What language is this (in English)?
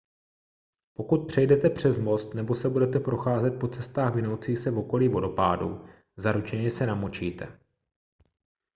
Czech